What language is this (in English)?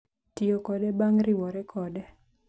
Luo (Kenya and Tanzania)